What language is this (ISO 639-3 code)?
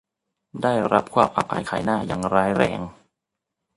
tha